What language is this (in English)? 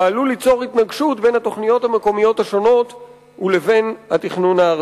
Hebrew